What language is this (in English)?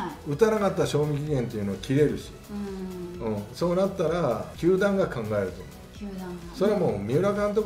Japanese